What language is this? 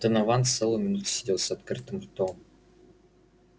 Russian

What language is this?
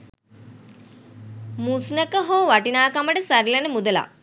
Sinhala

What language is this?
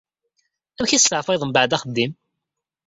Kabyle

